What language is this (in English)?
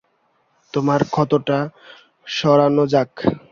Bangla